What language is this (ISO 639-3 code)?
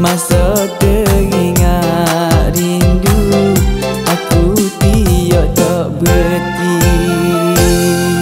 ind